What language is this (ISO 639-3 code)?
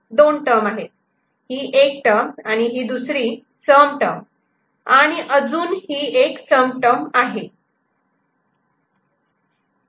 mar